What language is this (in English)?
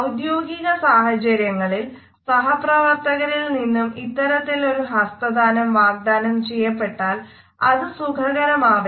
Malayalam